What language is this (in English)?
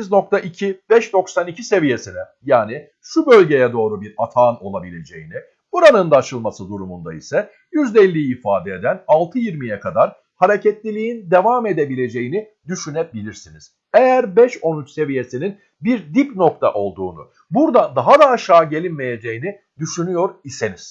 Turkish